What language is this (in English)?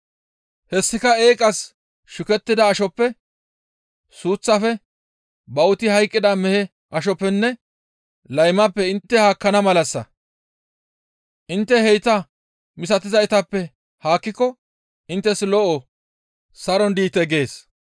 Gamo